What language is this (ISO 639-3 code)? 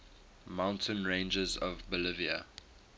eng